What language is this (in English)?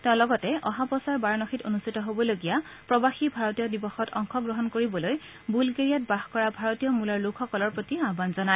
Assamese